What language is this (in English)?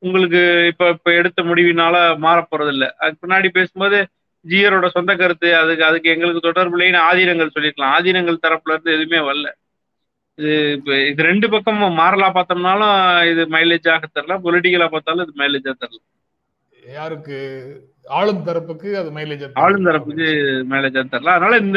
Tamil